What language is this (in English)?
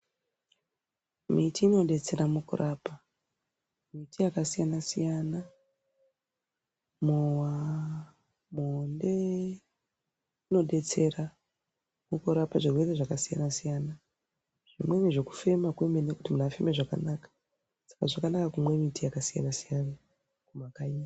Ndau